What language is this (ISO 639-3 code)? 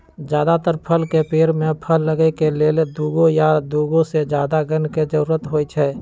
mag